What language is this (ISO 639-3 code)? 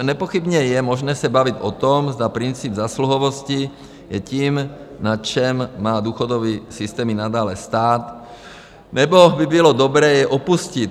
ces